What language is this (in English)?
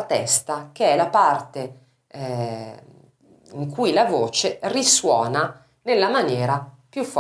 Italian